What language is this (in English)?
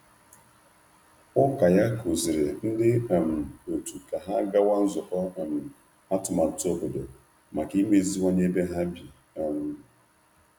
Igbo